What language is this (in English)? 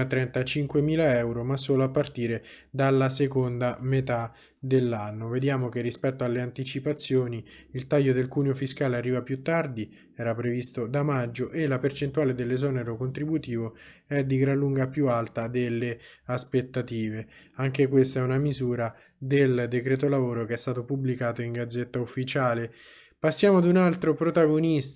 Italian